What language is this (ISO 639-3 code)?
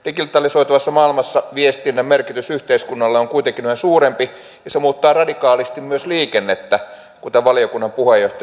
fin